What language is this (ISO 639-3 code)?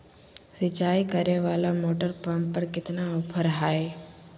mag